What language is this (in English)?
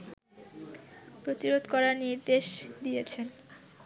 Bangla